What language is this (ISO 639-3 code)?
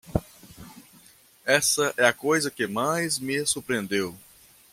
por